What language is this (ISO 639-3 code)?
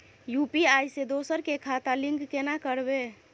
mai